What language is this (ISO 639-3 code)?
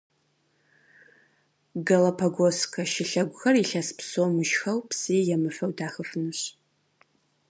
kbd